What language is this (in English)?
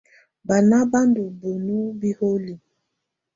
Tunen